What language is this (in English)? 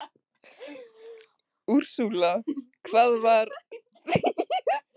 Icelandic